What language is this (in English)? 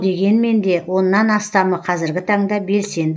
Kazakh